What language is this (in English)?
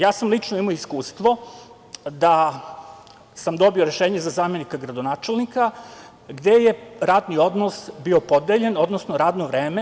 Serbian